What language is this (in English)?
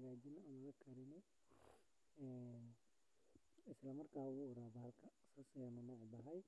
Somali